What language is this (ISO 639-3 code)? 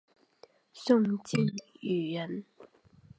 zho